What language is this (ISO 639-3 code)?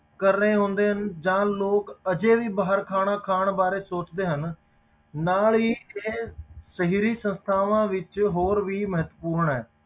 pan